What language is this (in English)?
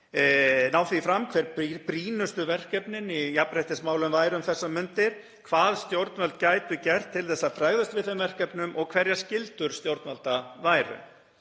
Icelandic